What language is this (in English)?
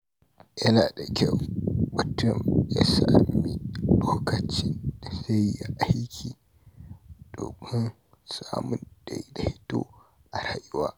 Hausa